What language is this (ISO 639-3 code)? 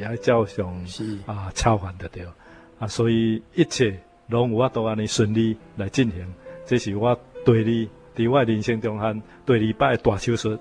zho